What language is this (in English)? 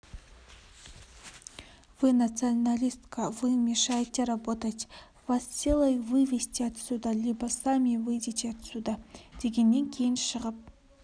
Kazakh